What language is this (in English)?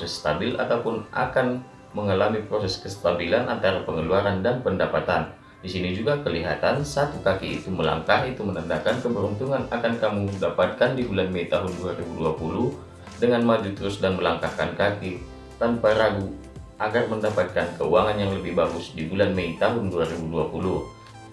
Indonesian